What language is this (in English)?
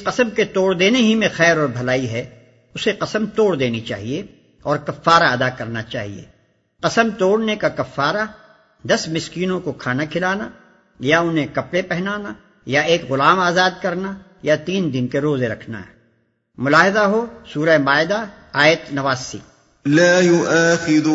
Urdu